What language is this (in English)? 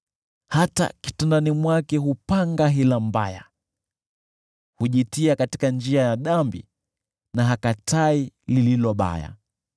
Swahili